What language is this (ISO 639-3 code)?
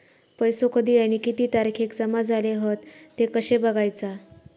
mar